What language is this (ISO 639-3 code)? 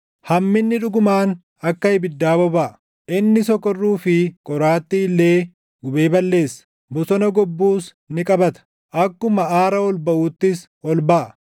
orm